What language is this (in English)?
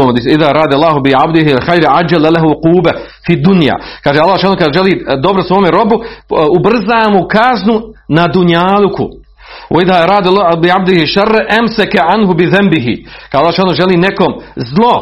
Croatian